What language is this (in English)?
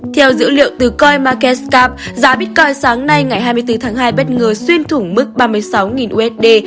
Vietnamese